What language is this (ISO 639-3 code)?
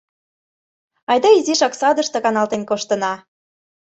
chm